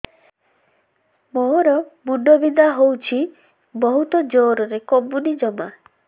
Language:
Odia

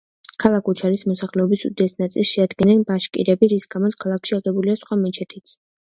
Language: Georgian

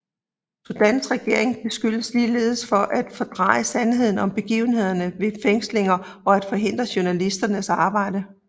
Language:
Danish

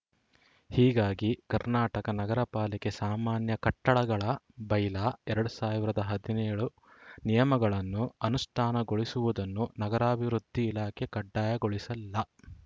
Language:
Kannada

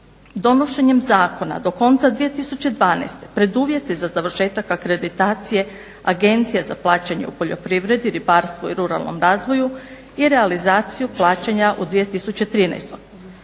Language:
Croatian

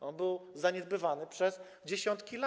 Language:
Polish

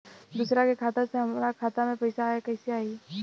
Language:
Bhojpuri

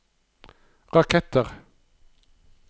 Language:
Norwegian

